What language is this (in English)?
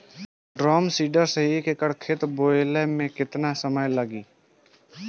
Bhojpuri